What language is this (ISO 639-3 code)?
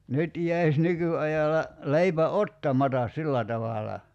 fin